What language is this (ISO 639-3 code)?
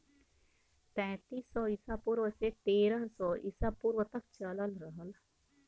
bho